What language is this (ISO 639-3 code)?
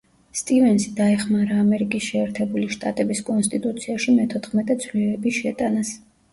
kat